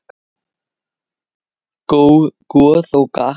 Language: Icelandic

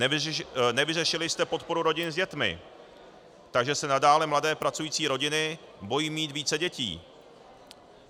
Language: Czech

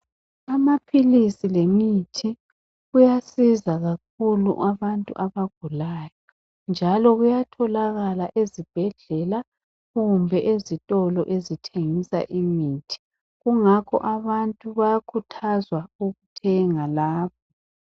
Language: North Ndebele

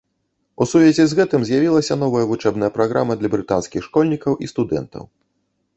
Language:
Belarusian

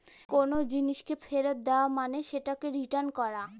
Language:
Bangla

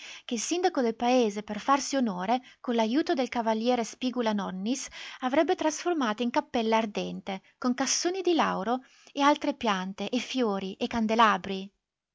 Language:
Italian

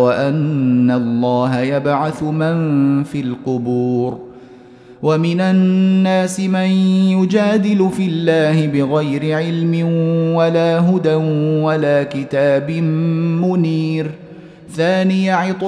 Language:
Arabic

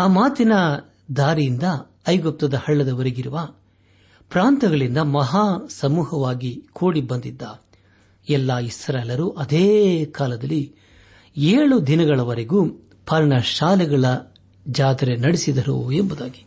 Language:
Kannada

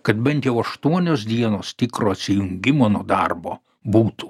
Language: Lithuanian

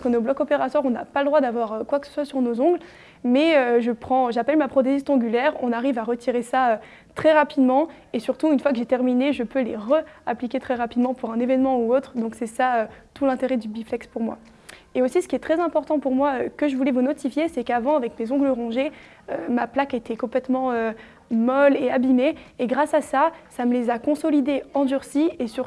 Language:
French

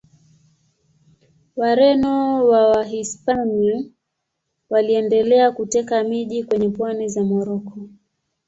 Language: Swahili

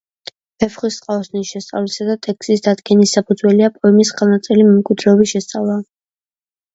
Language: Georgian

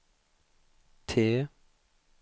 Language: Swedish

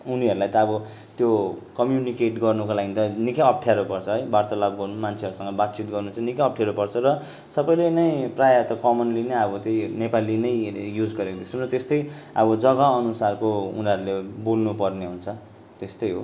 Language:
Nepali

